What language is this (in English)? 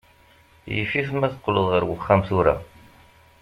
Kabyle